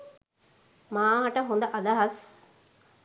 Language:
Sinhala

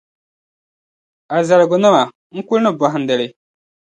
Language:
Dagbani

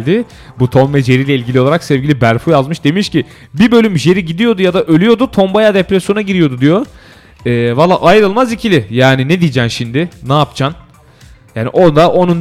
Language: Turkish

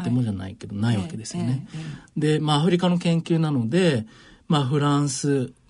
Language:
Japanese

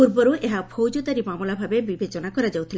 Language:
Odia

